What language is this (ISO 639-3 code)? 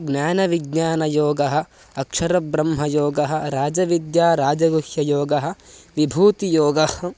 san